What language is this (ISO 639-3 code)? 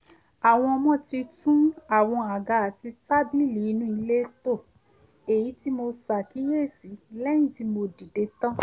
yor